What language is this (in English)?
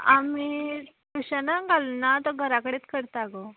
Konkani